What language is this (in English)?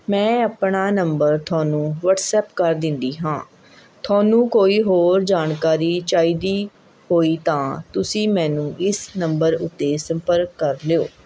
Punjabi